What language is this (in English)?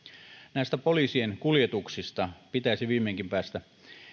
Finnish